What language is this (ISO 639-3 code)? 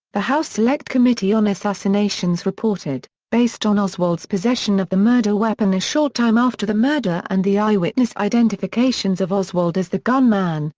eng